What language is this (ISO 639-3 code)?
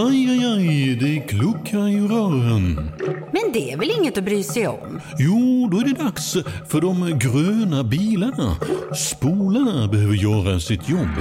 swe